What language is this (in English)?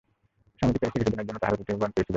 Bangla